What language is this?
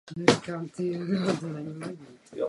Czech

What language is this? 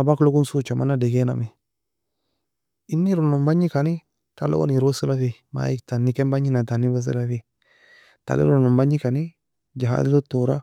Nobiin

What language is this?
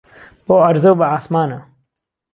Central Kurdish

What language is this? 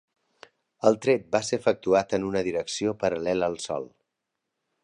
Catalan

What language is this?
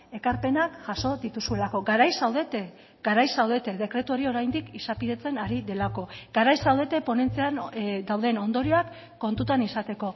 Basque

